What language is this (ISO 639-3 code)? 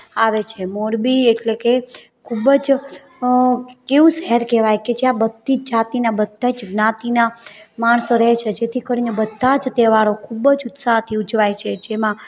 guj